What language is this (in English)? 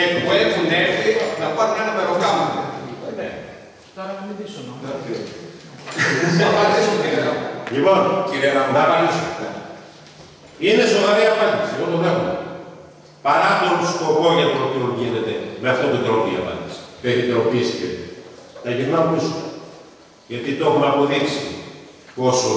Greek